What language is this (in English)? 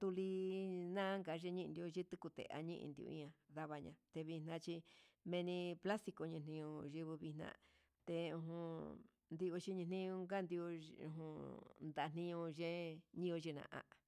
Huitepec Mixtec